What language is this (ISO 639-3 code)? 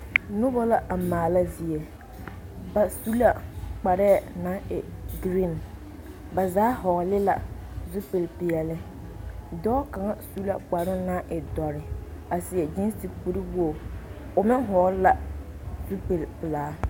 dga